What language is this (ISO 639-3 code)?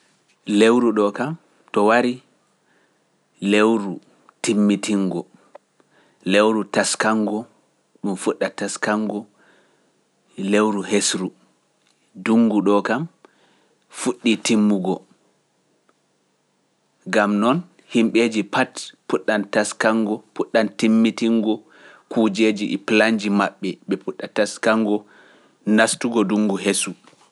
fuf